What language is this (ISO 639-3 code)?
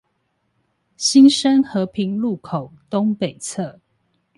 zho